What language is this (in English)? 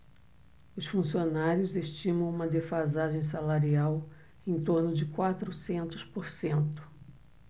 Portuguese